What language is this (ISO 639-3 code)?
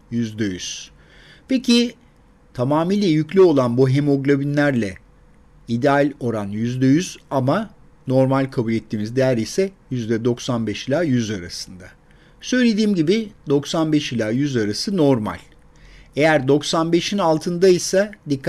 tur